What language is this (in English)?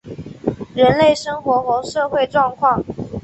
Chinese